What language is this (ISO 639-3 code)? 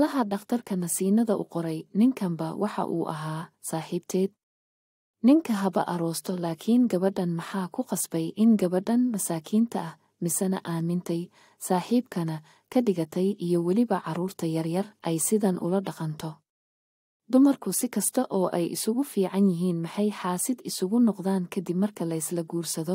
ara